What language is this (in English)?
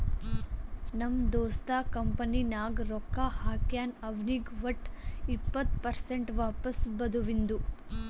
Kannada